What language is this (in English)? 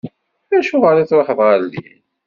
Kabyle